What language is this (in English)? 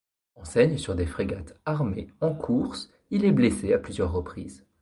French